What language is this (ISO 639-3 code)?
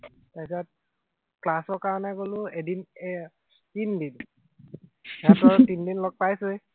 asm